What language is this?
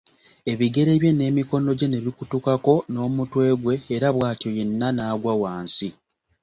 Ganda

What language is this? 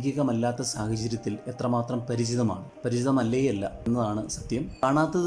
Malayalam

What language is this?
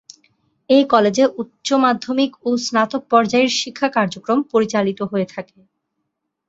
Bangla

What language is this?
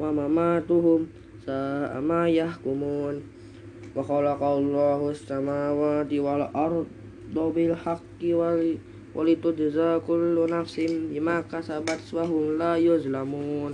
Indonesian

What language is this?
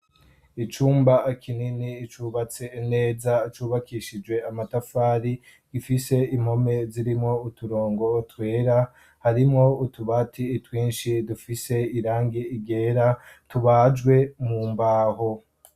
Rundi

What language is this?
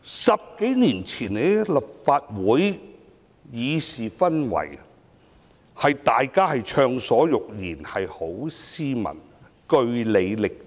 Cantonese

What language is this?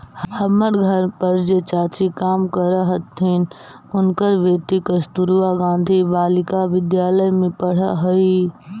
Magahi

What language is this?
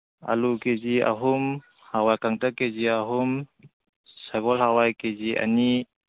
Manipuri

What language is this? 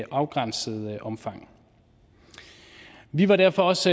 Danish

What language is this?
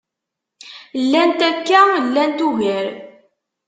Kabyle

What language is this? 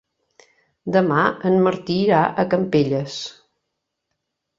Catalan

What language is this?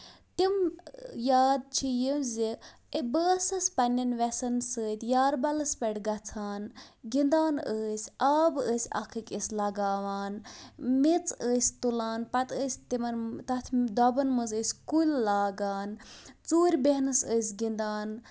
Kashmiri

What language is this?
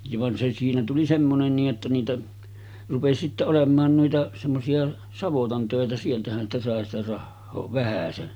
Finnish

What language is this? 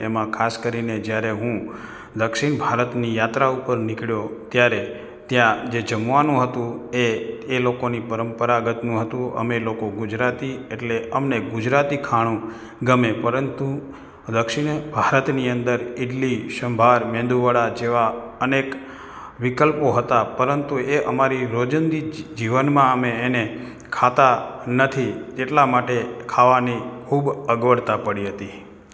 Gujarati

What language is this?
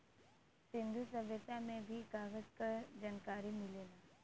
Bhojpuri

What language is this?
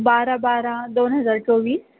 Marathi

